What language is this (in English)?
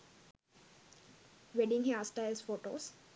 Sinhala